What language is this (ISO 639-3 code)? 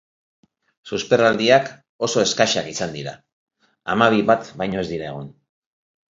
eus